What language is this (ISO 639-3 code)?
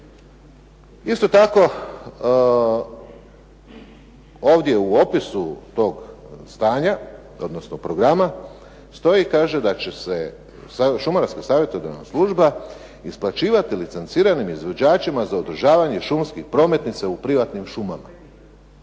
hrv